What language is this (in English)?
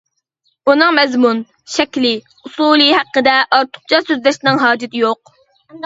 Uyghur